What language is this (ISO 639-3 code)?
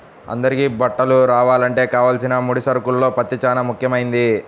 tel